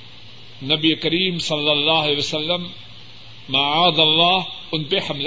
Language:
Urdu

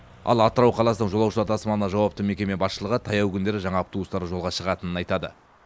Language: Kazakh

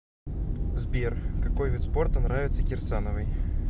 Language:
Russian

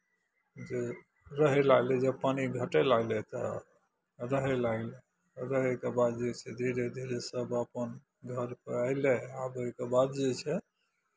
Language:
Maithili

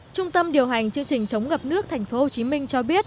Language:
Vietnamese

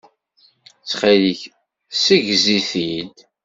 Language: Kabyle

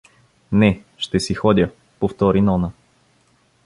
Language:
Bulgarian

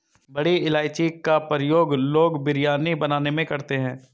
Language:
Hindi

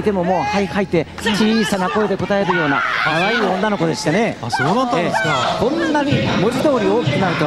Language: Japanese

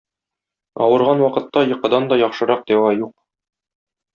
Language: Tatar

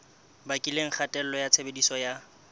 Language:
Southern Sotho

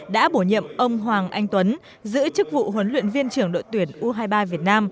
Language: Vietnamese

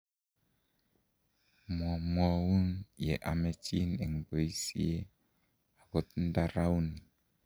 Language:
Kalenjin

